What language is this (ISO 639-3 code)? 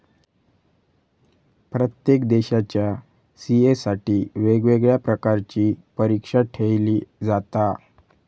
mar